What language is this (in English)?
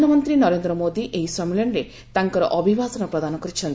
Odia